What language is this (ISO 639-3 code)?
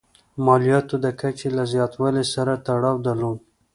pus